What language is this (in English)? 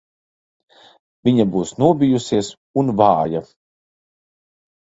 Latvian